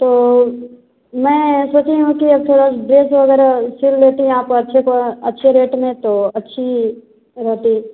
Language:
Hindi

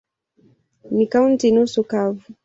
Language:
Swahili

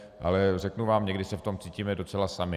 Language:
Czech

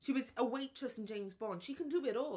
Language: English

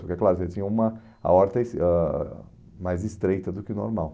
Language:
Portuguese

